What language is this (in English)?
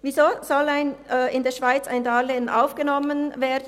Swiss German